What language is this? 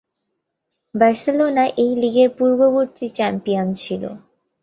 Bangla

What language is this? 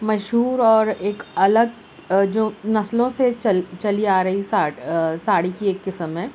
Urdu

